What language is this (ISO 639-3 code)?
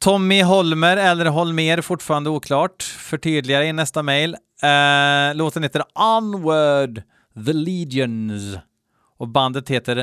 swe